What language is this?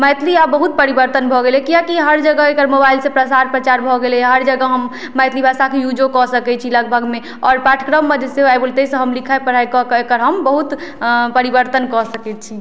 Maithili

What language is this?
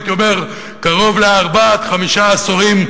Hebrew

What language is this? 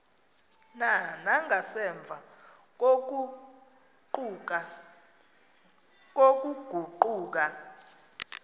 Xhosa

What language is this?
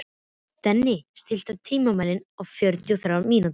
Icelandic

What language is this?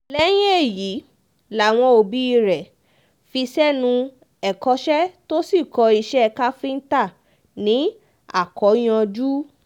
Yoruba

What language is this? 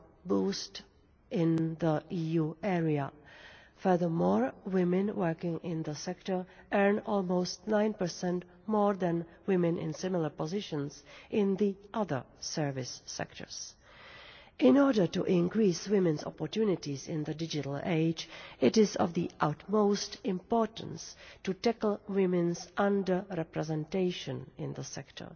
English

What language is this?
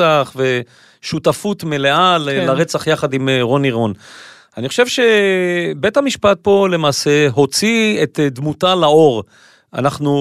Hebrew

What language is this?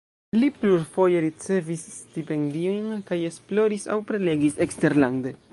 Esperanto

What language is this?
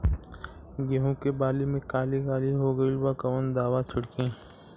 Bhojpuri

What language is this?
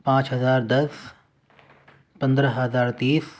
Urdu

